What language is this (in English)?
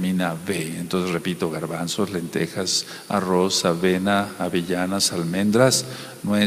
Spanish